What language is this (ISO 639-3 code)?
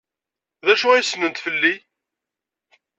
kab